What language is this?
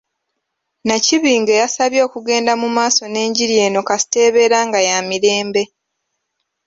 Ganda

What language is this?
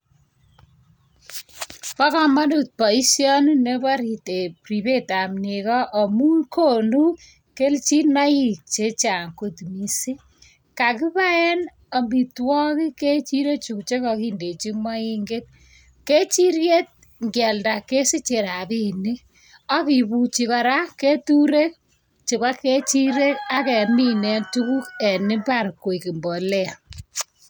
Kalenjin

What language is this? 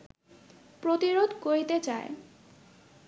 Bangla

